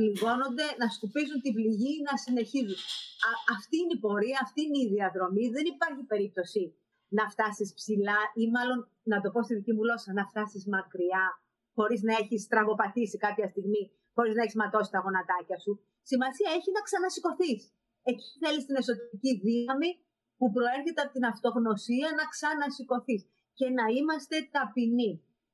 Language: Greek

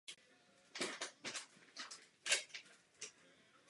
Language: Czech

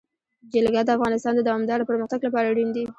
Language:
Pashto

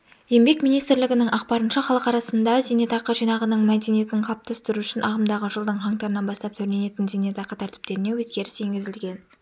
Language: Kazakh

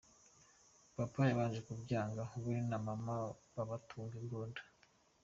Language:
Kinyarwanda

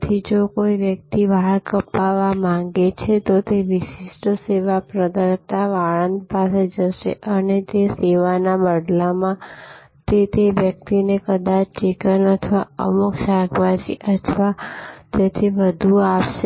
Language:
Gujarati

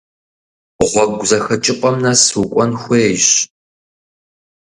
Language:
Kabardian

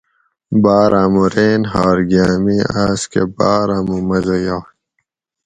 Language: Gawri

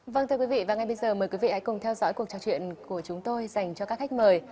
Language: Vietnamese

